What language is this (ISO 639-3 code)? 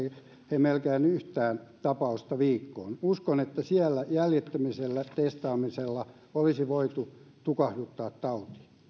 fin